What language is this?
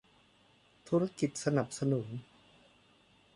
Thai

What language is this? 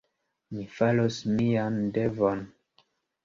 Esperanto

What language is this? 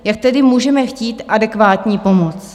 Czech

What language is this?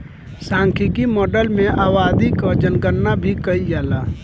Bhojpuri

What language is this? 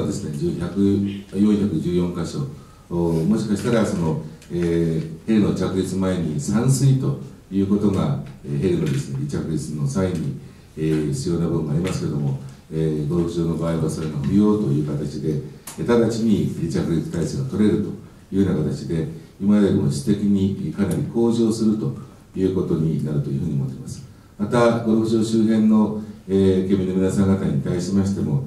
Japanese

